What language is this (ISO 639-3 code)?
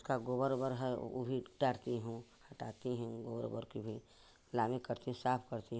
hin